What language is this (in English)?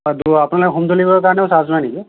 Assamese